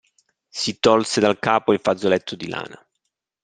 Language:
Italian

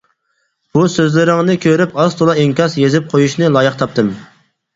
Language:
Uyghur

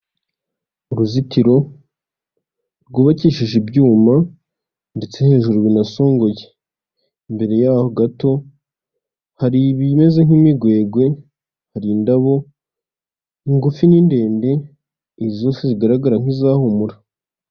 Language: Kinyarwanda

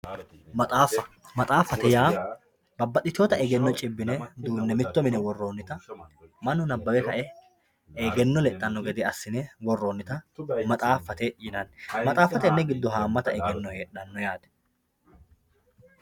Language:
Sidamo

